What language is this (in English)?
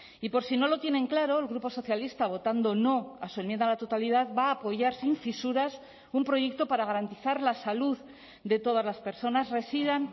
Spanish